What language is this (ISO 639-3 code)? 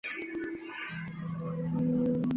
zho